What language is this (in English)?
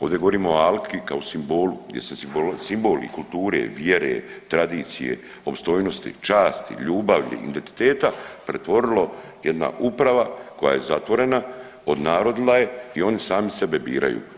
Croatian